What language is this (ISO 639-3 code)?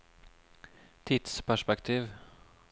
nor